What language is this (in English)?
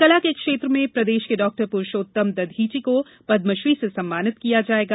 Hindi